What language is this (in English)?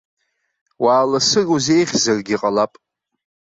Abkhazian